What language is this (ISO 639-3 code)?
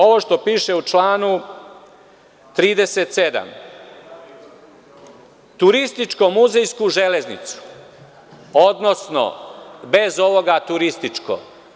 srp